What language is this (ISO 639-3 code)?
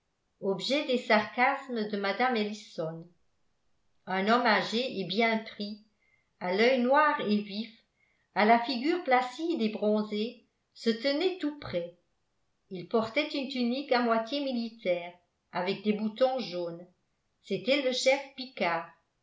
fra